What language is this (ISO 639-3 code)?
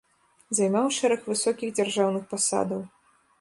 bel